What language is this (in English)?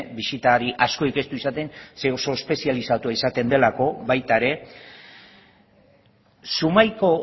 Basque